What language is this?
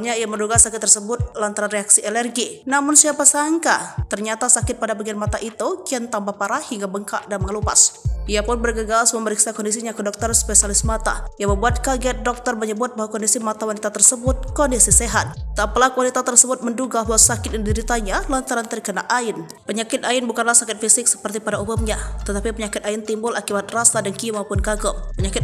Indonesian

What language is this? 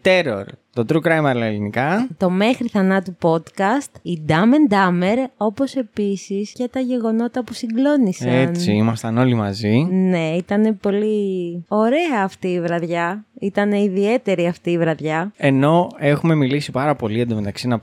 Greek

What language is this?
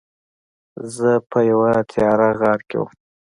Pashto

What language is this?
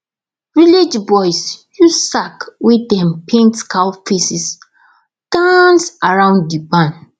Nigerian Pidgin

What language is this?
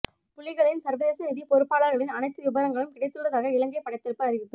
Tamil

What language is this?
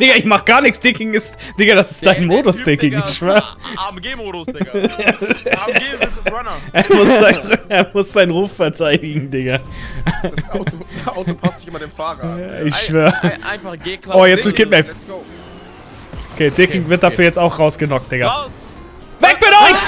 German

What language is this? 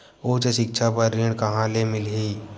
Chhattisgarhi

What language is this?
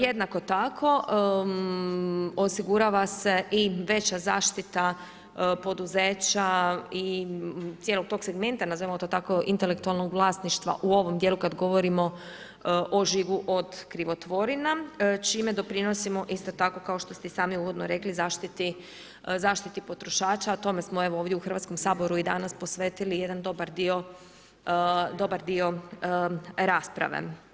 Croatian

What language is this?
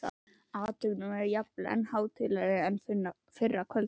Icelandic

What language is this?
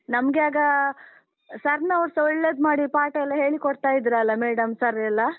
Kannada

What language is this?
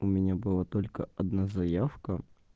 Russian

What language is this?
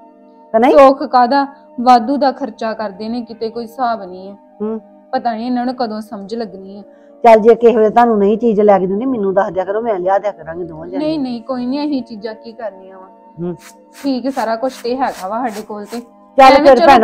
Punjabi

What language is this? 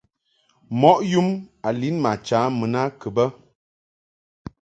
Mungaka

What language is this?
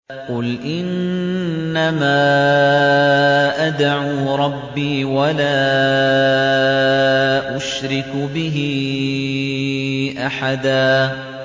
Arabic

